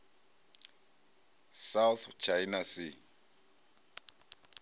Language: Venda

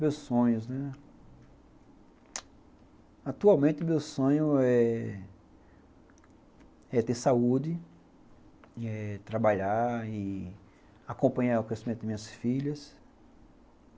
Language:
Portuguese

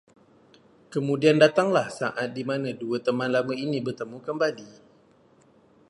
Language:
Malay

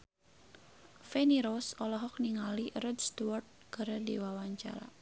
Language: Sundanese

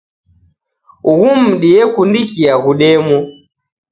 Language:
Taita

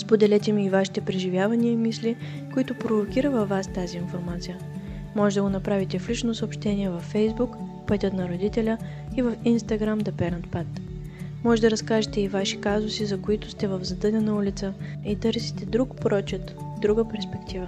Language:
Bulgarian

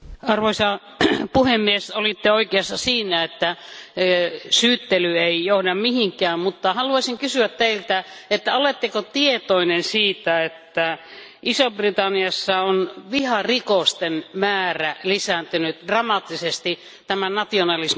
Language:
Finnish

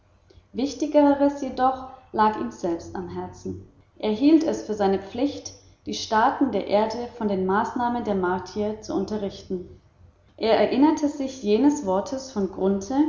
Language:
German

